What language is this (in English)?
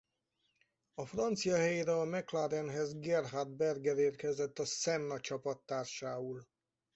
Hungarian